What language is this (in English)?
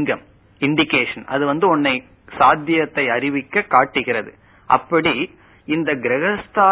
Tamil